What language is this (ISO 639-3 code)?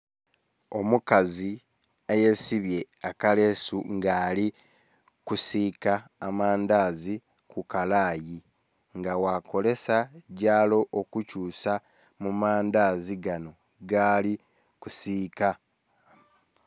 xog